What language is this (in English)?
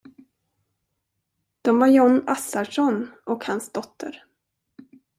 Swedish